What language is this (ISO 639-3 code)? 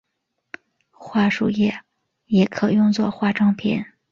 zho